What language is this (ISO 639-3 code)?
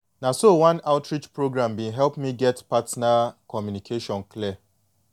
pcm